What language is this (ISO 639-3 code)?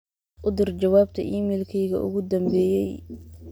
som